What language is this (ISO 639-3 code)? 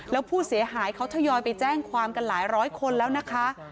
tha